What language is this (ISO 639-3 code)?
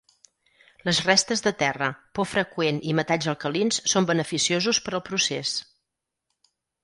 cat